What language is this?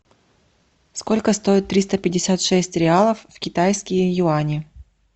Russian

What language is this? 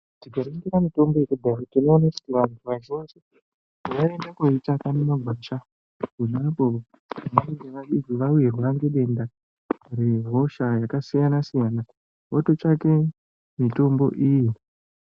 Ndau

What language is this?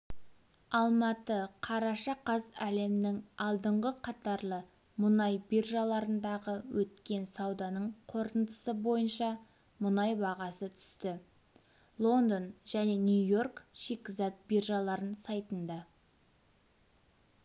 Kazakh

